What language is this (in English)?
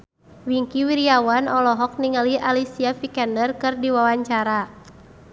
Sundanese